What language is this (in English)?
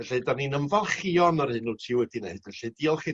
Welsh